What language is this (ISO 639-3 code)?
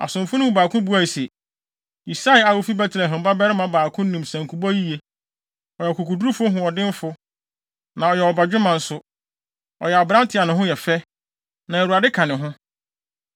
aka